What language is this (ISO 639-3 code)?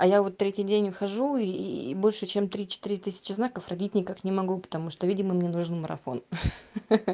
rus